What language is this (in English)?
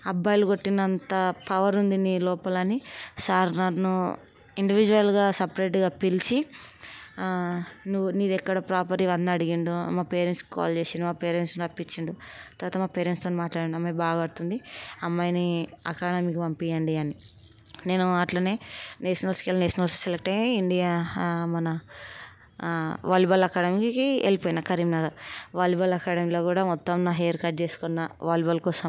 Telugu